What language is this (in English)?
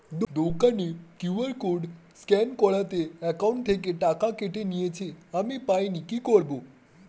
Bangla